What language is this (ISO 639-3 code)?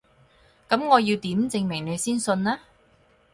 yue